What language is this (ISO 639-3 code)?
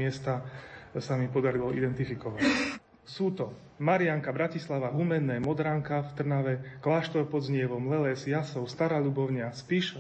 slk